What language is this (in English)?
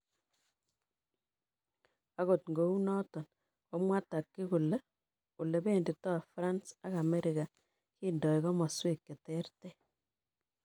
Kalenjin